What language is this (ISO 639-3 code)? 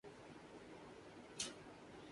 urd